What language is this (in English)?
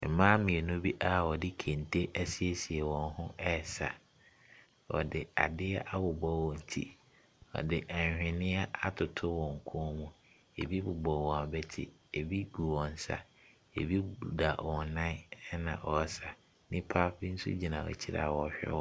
Akan